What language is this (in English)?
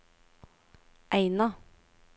Norwegian